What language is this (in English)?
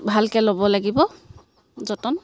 Assamese